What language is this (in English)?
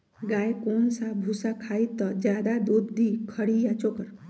Magahi